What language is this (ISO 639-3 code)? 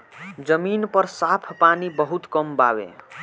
bho